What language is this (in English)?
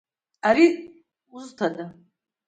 Abkhazian